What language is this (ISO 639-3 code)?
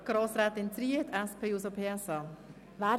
gsw